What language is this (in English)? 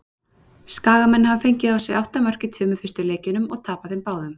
Icelandic